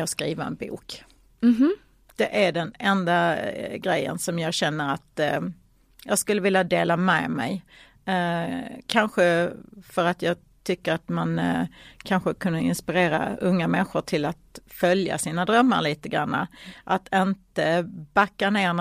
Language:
Swedish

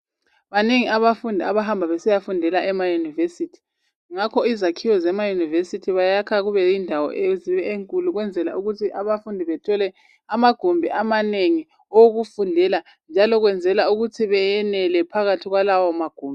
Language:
North Ndebele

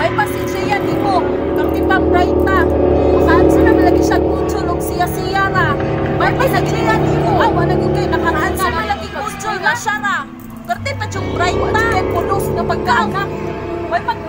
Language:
Indonesian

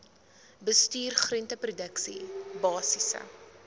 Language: Afrikaans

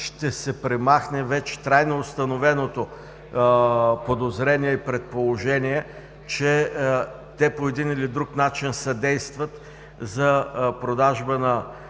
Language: Bulgarian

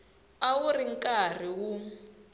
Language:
Tsonga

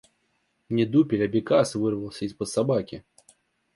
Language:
Russian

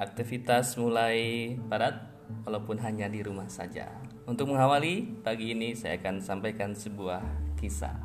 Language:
Indonesian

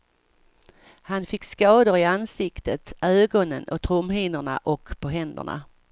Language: Swedish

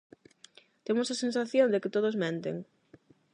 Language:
Galician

